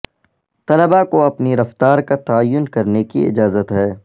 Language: Urdu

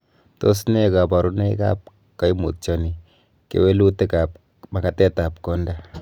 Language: Kalenjin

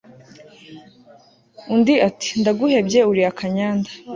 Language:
Kinyarwanda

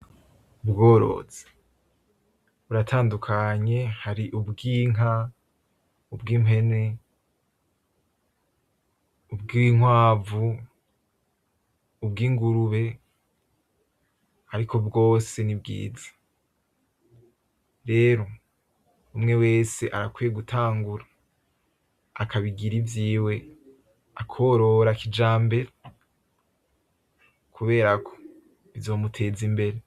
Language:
Rundi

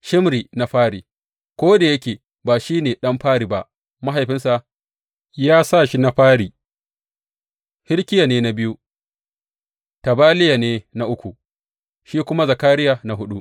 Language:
Hausa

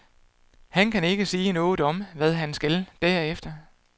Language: Danish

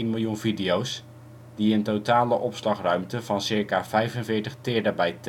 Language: Dutch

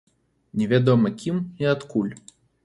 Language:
Belarusian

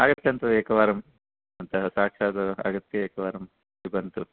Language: Sanskrit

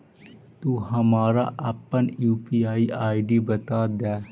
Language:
Magahi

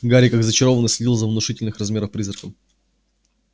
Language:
Russian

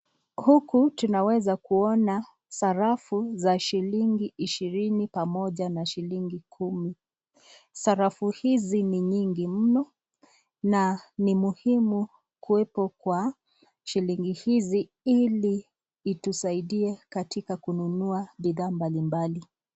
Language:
Swahili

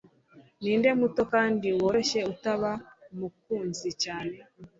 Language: Kinyarwanda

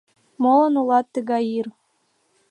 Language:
Mari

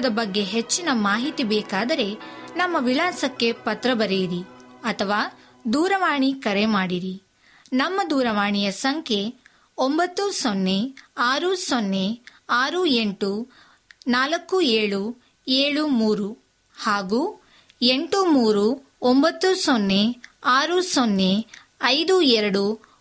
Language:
Kannada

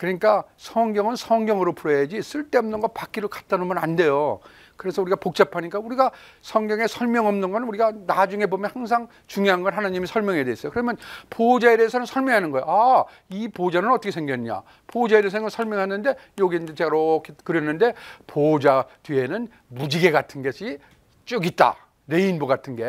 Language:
Korean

